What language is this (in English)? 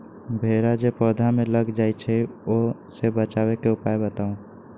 Magahi